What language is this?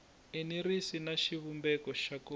Tsonga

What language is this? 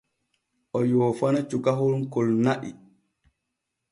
Borgu Fulfulde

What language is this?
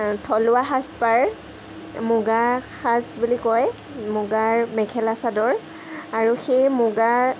Assamese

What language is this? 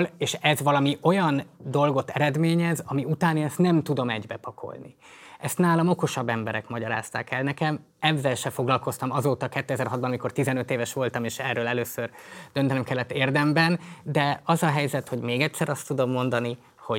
Hungarian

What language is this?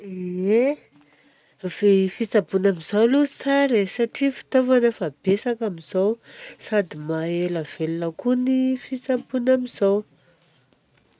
Southern Betsimisaraka Malagasy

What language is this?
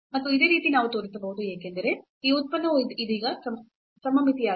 Kannada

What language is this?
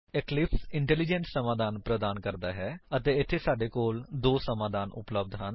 Punjabi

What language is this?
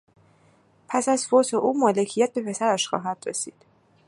Persian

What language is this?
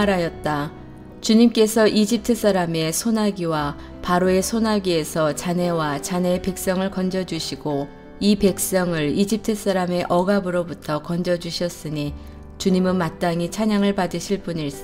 Korean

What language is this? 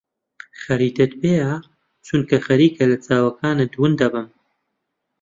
Central Kurdish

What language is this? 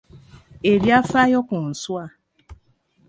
Ganda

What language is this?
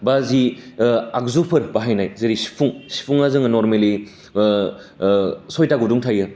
Bodo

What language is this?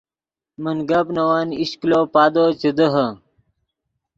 Yidgha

